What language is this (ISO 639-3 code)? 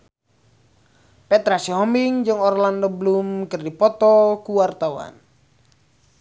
sun